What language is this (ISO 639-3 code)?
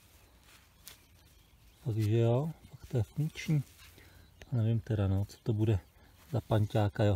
ces